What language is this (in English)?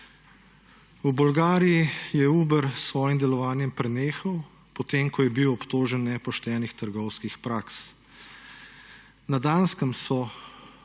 Slovenian